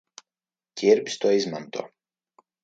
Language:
Latvian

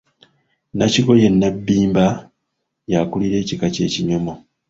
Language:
Ganda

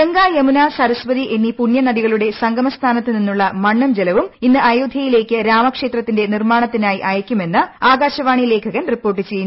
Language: Malayalam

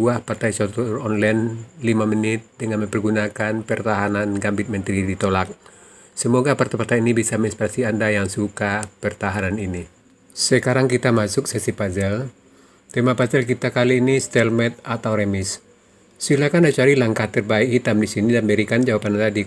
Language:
Indonesian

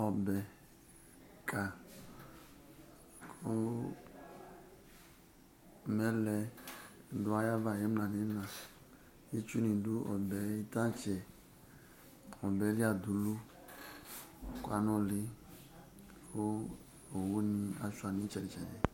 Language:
Ikposo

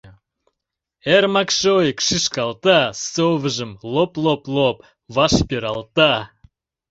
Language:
Mari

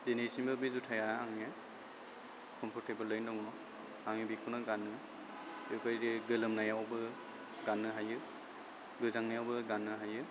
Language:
Bodo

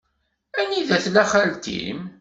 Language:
Kabyle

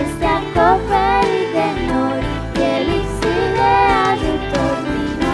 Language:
Romanian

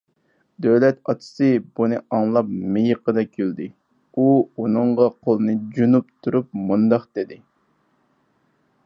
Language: Uyghur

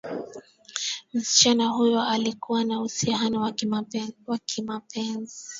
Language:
Swahili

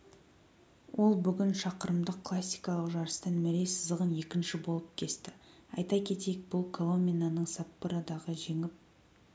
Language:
Kazakh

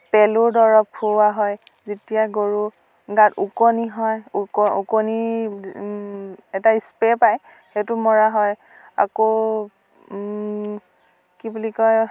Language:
Assamese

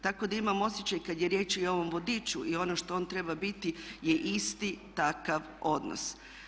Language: Croatian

